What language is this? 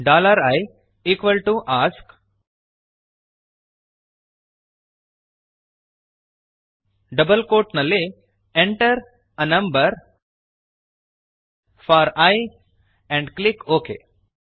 Kannada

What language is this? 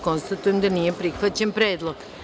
Serbian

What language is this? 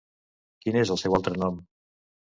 Catalan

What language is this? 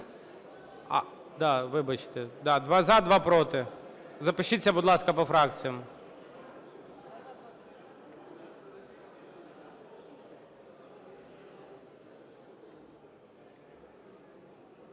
Ukrainian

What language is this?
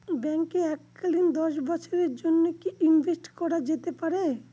Bangla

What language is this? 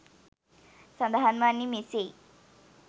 Sinhala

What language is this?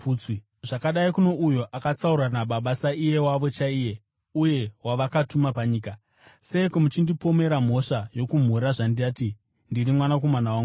Shona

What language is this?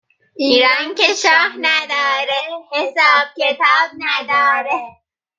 Persian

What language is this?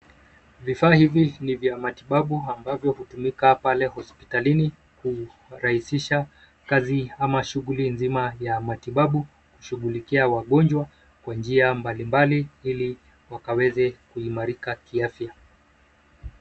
Swahili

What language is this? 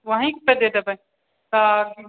Maithili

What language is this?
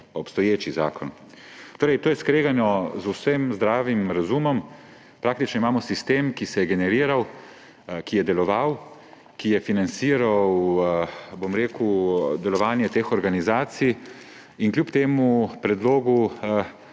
Slovenian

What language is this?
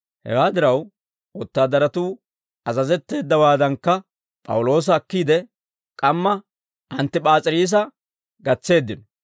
Dawro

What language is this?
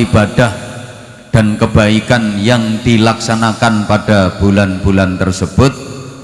Indonesian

